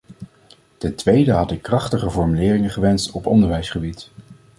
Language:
Dutch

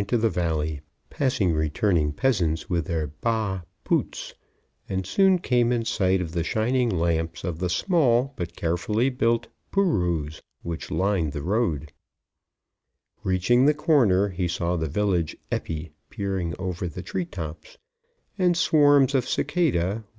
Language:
English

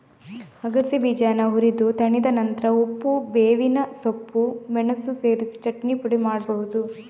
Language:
Kannada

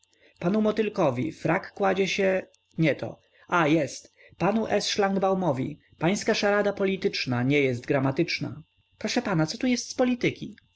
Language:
Polish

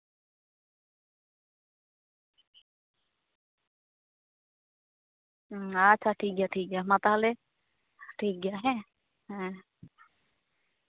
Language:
Santali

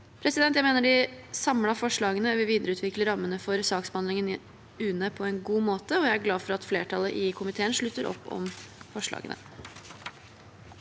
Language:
Norwegian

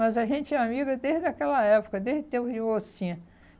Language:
Portuguese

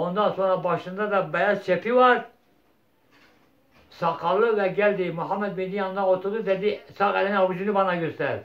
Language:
Turkish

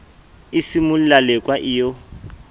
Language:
Southern Sotho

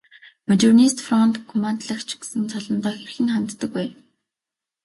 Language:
Mongolian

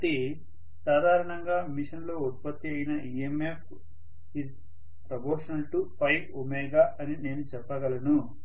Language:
Telugu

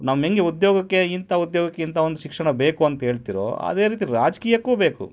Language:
Kannada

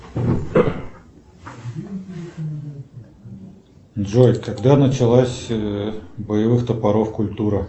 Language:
Russian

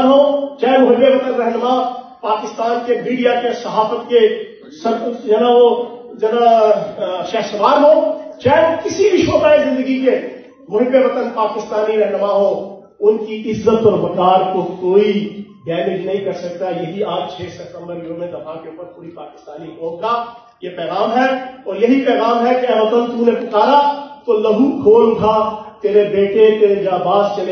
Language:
Hindi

